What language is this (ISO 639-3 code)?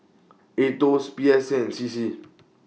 eng